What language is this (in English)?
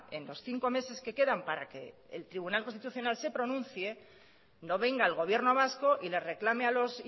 Spanish